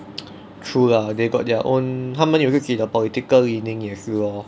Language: English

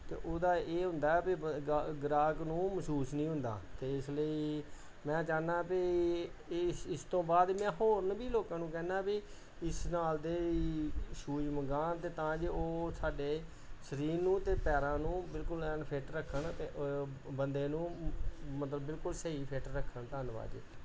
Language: Punjabi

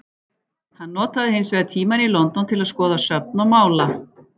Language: Icelandic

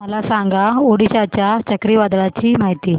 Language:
Marathi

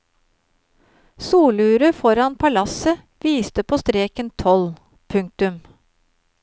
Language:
Norwegian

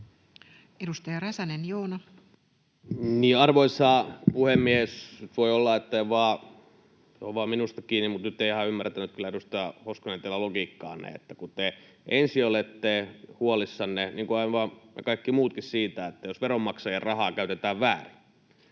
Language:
Finnish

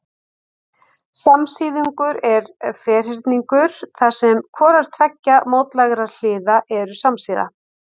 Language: Icelandic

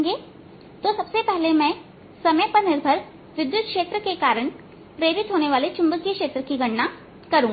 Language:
Hindi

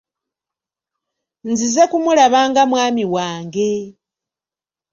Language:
Ganda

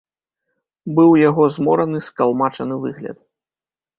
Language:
Belarusian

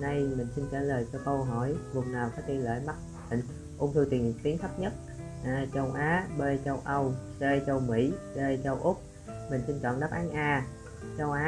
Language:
Vietnamese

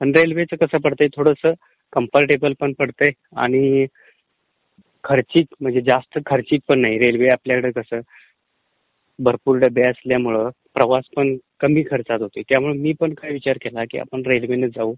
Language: Marathi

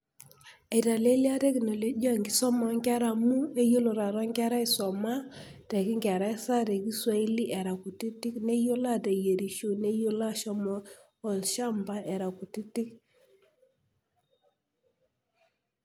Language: Masai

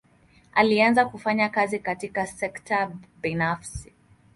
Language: Swahili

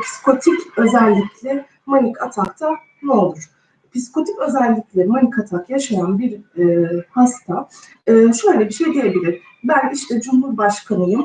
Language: Turkish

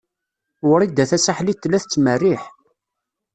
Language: Kabyle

